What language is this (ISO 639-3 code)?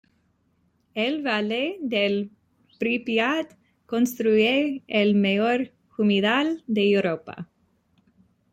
spa